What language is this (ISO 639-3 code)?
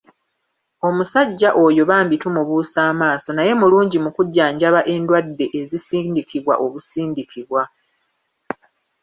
lug